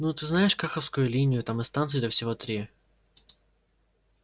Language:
Russian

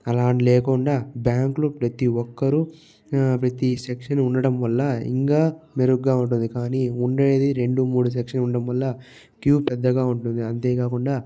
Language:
Telugu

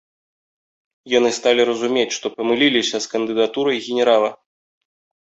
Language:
Belarusian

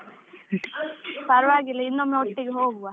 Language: Kannada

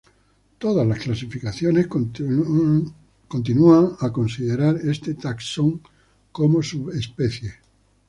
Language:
Spanish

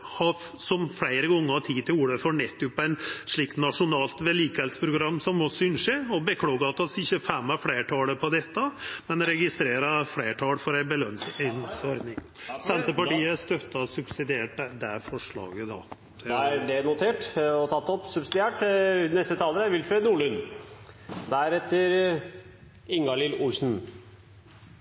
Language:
Norwegian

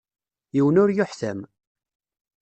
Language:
Kabyle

